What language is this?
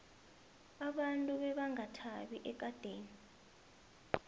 South Ndebele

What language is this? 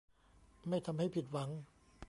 Thai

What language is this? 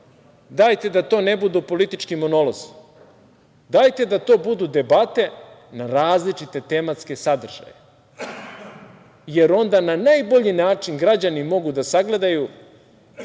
Serbian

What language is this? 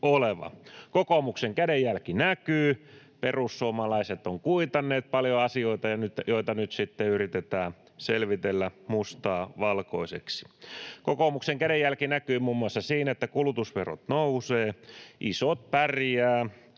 Finnish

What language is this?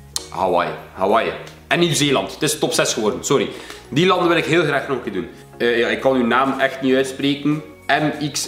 Dutch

